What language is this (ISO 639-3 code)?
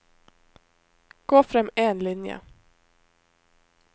nor